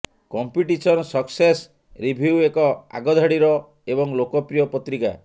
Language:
Odia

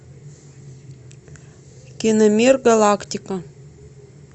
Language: Russian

